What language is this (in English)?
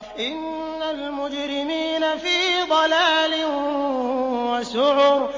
Arabic